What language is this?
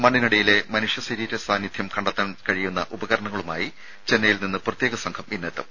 Malayalam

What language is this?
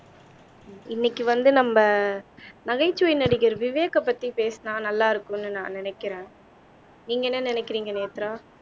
Tamil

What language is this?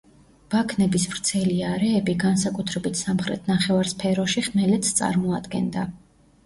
Georgian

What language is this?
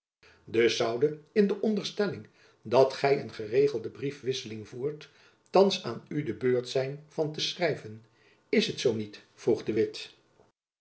Dutch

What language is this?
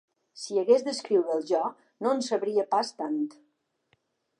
Catalan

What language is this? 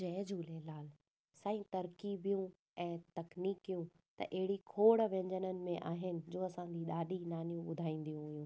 Sindhi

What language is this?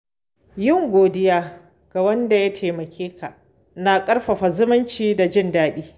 Hausa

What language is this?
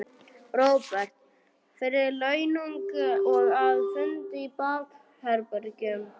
Icelandic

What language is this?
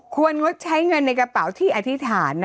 Thai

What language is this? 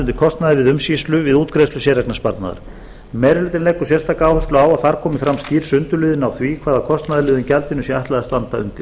Icelandic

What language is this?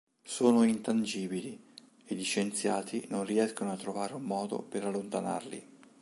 Italian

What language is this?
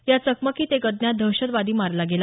Marathi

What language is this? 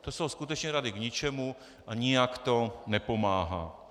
Czech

